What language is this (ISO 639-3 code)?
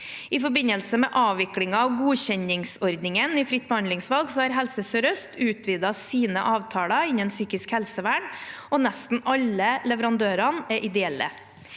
nor